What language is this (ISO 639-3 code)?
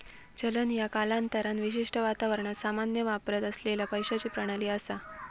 mar